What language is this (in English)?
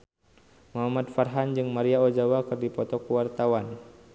Sundanese